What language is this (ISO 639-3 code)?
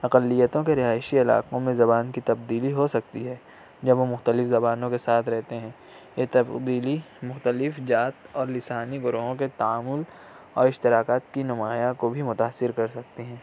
urd